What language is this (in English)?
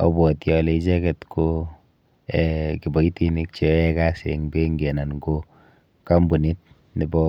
Kalenjin